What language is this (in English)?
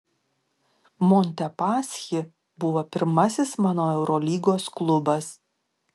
Lithuanian